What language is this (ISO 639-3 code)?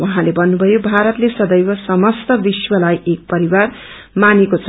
nep